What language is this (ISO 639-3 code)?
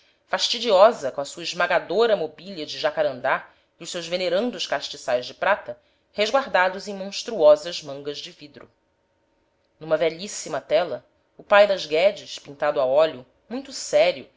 por